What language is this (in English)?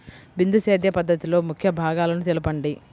Telugu